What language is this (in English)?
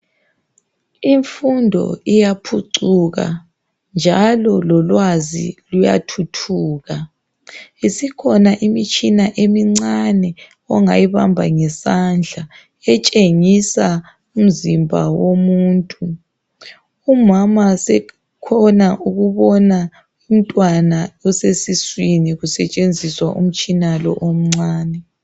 North Ndebele